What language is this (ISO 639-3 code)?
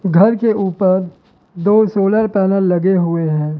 hin